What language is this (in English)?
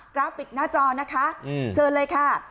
Thai